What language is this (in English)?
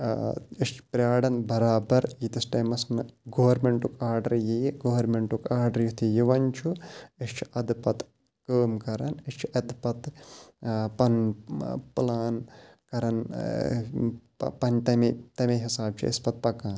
Kashmiri